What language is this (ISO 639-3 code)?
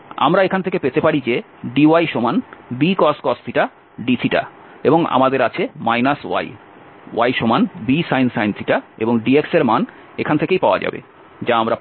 ben